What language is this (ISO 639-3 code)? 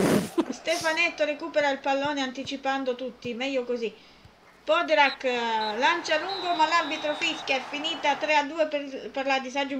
ita